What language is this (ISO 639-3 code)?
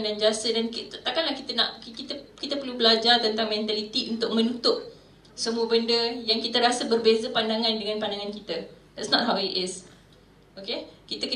msa